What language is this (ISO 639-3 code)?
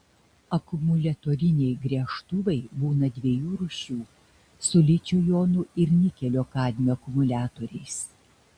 lit